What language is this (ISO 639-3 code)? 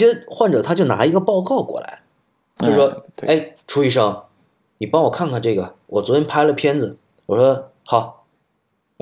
zho